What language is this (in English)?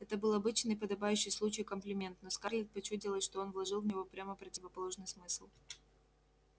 Russian